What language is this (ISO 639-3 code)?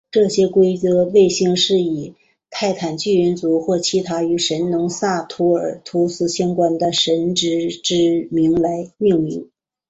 zho